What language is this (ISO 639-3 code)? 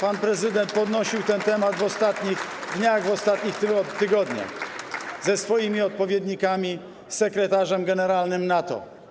pol